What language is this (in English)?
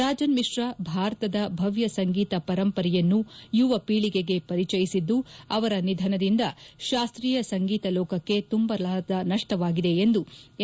Kannada